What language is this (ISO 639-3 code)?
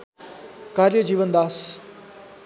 nep